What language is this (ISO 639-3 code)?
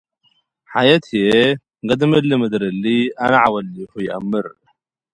tig